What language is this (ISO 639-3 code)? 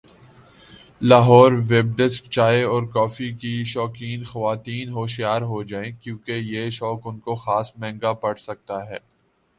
urd